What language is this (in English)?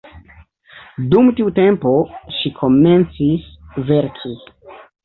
Esperanto